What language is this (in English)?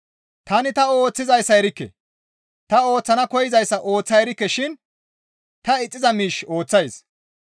Gamo